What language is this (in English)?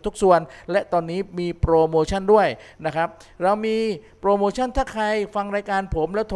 Thai